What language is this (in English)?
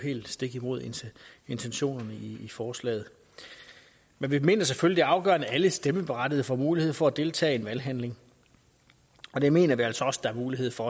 Danish